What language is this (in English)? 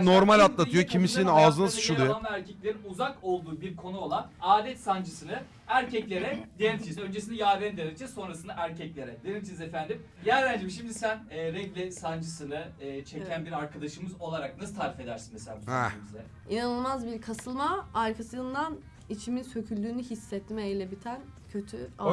Turkish